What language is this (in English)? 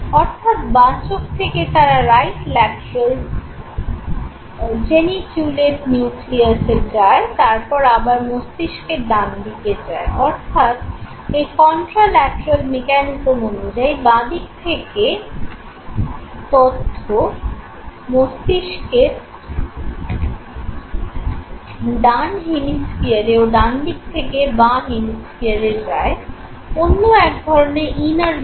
Bangla